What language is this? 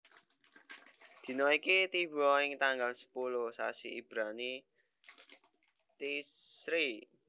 Javanese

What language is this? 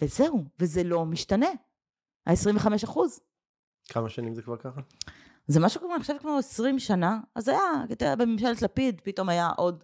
Hebrew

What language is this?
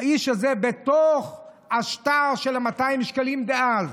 Hebrew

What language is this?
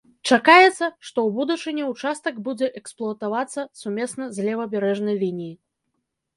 Belarusian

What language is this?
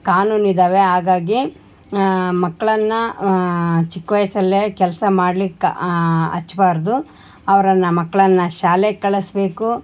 Kannada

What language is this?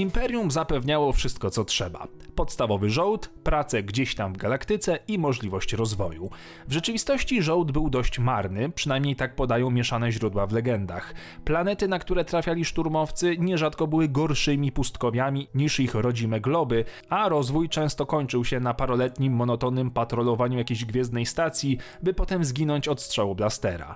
Polish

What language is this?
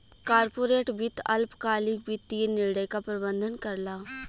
Bhojpuri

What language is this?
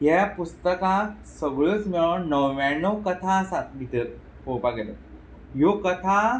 Konkani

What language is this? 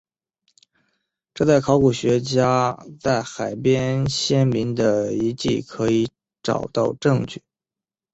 Chinese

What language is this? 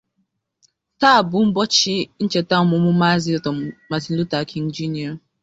Igbo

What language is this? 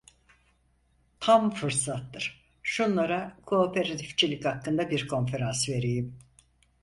Turkish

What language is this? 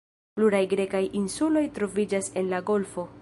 Esperanto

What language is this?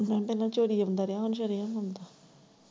Punjabi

